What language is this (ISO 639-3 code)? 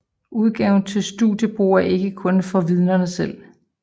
dan